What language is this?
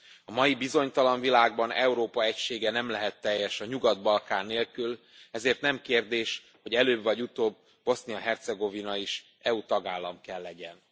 Hungarian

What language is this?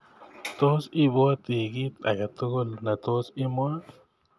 Kalenjin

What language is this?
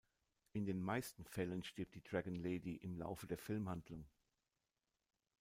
German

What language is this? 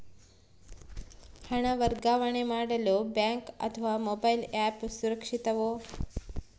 Kannada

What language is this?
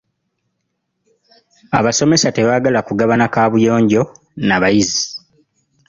Ganda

